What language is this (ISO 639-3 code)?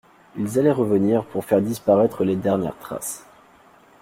fra